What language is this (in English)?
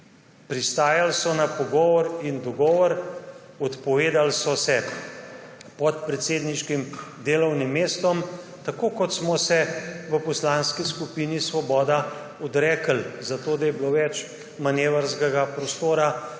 Slovenian